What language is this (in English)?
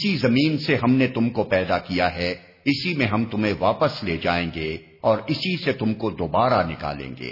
Urdu